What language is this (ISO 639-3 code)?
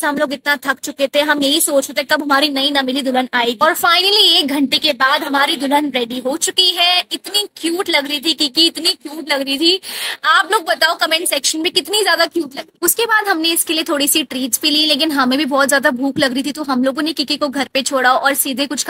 hin